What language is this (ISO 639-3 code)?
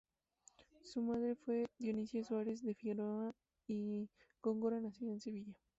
spa